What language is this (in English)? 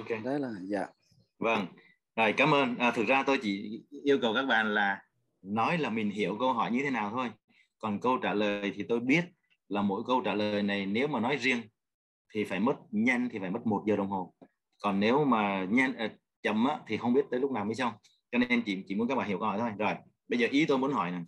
Vietnamese